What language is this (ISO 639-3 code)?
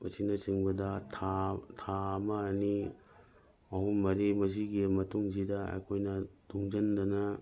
mni